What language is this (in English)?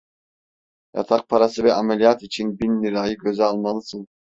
Turkish